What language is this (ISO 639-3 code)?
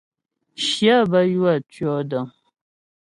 bbj